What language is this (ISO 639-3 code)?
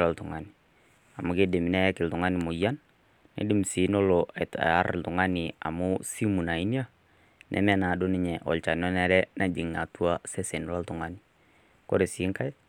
mas